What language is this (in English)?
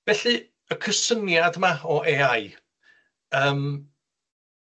Welsh